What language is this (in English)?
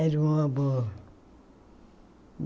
Portuguese